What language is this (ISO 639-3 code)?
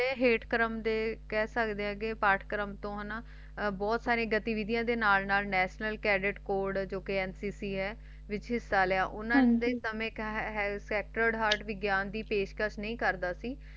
pan